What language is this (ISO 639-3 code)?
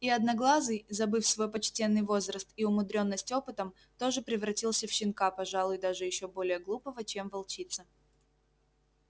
rus